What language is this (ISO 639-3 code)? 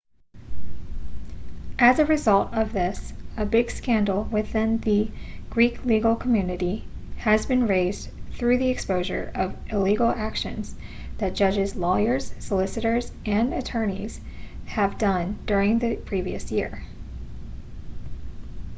eng